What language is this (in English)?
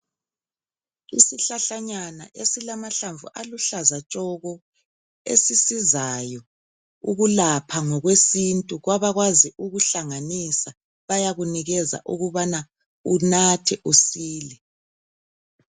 North Ndebele